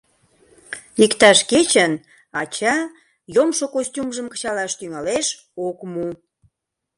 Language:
Mari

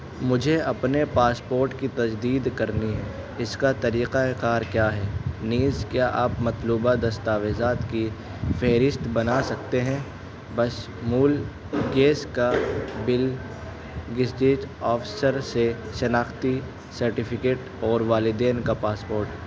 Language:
Urdu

